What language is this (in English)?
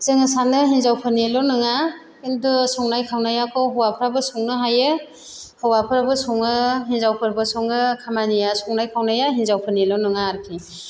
Bodo